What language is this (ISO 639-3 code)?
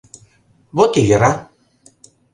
chm